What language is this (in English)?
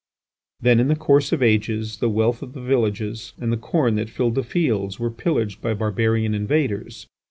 English